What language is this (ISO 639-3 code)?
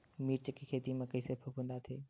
hne